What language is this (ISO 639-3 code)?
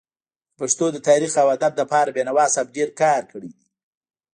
pus